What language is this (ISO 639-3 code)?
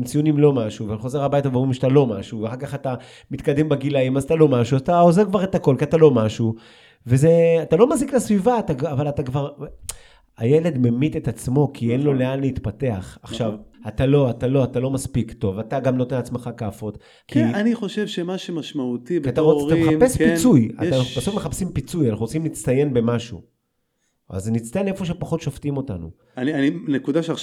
heb